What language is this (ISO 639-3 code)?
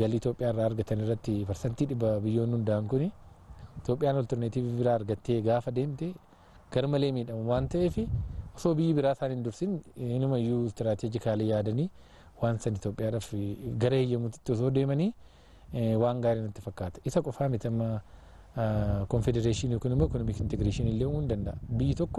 ara